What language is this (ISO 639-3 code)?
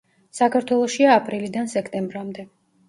kat